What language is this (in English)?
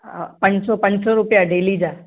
Sindhi